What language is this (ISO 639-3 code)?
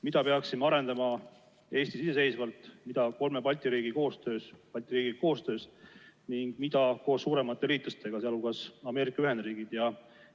est